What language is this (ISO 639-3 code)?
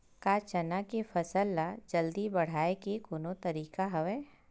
hne